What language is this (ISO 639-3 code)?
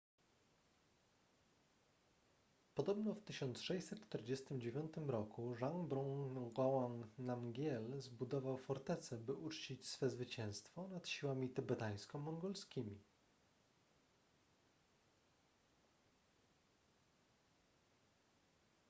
pol